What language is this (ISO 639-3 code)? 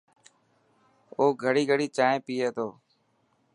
mki